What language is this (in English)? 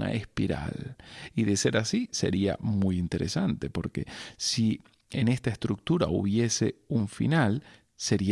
Spanish